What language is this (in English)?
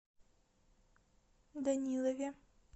Russian